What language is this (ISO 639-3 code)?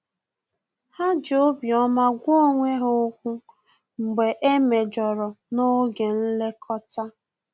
ibo